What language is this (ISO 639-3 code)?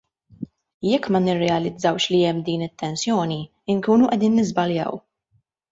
mlt